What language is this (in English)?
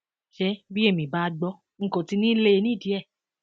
Yoruba